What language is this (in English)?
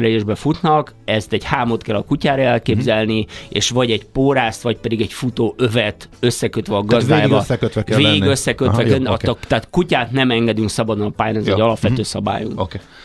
Hungarian